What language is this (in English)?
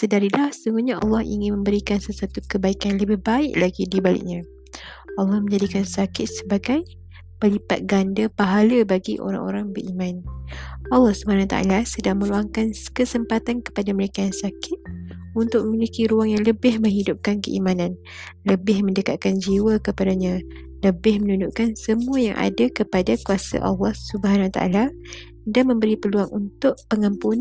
Malay